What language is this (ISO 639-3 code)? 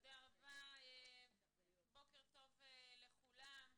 heb